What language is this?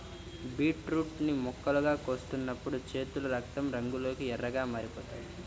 Telugu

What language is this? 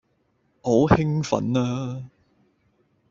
Cantonese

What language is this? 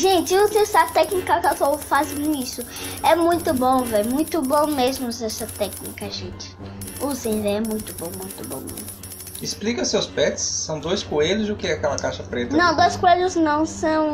Portuguese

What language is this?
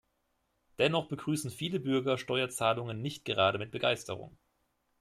German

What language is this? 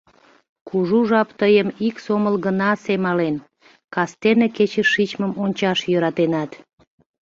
Mari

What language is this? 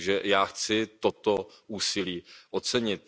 Czech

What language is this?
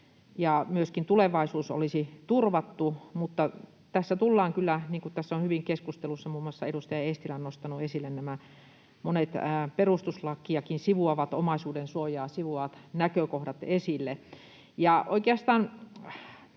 Finnish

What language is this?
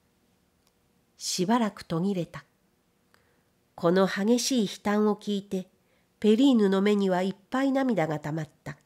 Japanese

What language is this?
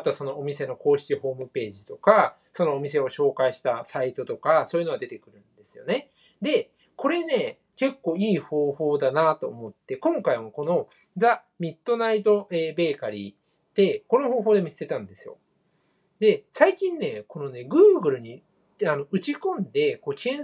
Japanese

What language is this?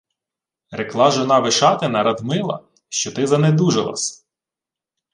Ukrainian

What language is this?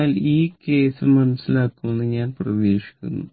Malayalam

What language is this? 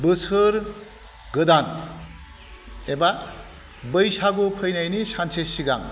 Bodo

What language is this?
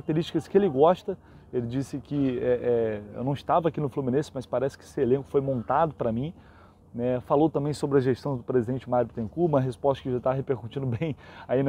Portuguese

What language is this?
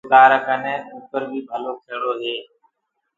Gurgula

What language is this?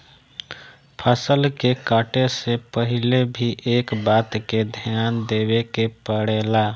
Bhojpuri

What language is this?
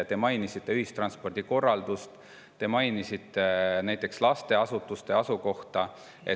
Estonian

